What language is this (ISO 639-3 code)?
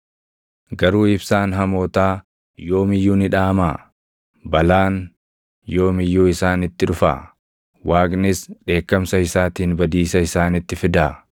orm